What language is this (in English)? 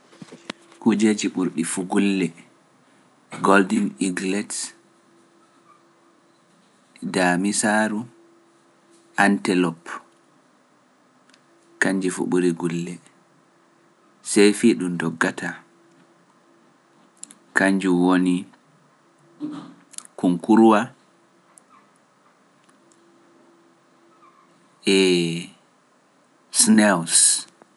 Pular